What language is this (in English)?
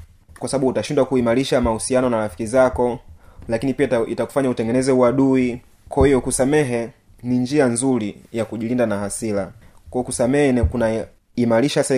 Swahili